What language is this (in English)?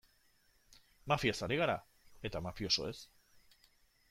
Basque